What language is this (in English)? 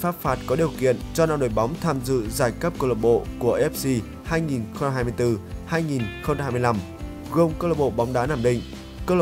Vietnamese